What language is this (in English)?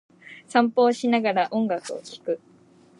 Japanese